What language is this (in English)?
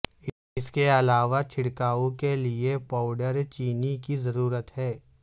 Urdu